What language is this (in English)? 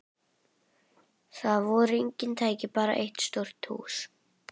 Icelandic